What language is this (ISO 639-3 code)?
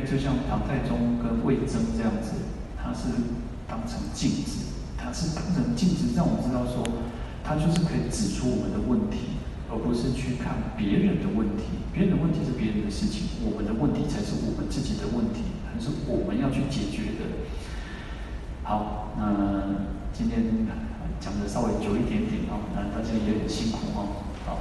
zho